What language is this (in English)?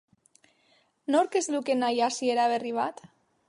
Basque